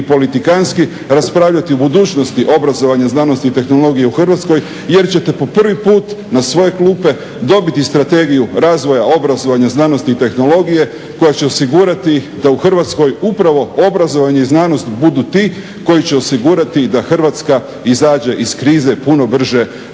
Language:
Croatian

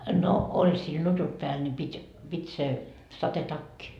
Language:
Finnish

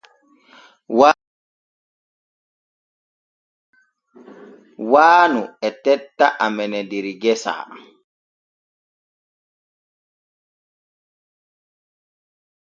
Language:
Borgu Fulfulde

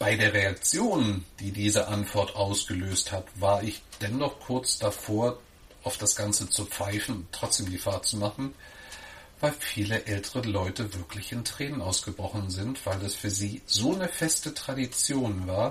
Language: German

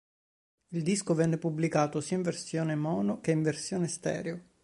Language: Italian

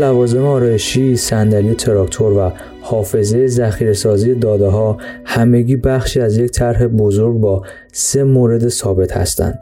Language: Persian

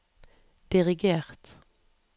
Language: Norwegian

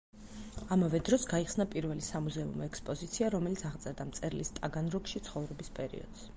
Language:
Georgian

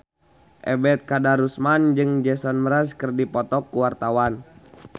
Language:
Sundanese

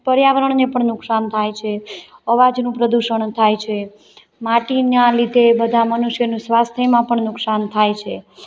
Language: Gujarati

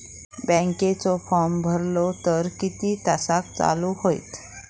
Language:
Marathi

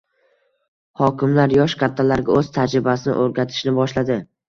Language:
Uzbek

